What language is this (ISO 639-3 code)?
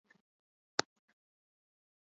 jpn